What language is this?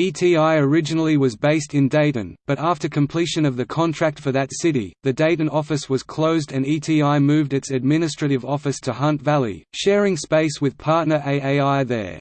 English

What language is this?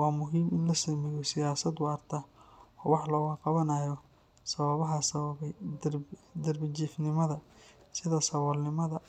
Somali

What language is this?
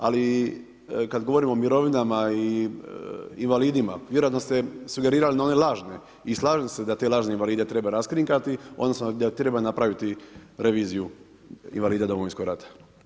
Croatian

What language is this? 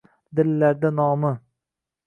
Uzbek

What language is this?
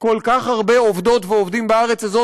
Hebrew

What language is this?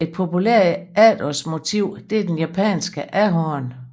Danish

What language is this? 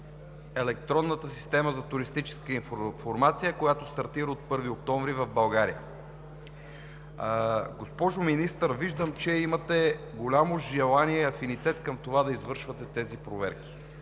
Bulgarian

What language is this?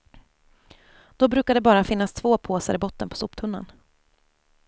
Swedish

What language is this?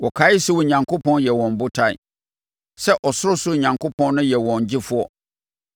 Akan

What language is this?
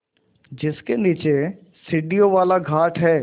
Hindi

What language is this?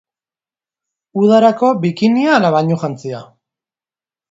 Basque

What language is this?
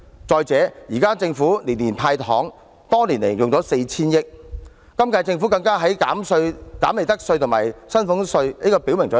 Cantonese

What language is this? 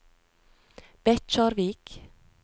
Norwegian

